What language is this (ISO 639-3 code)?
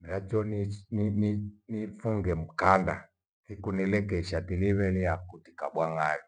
gwe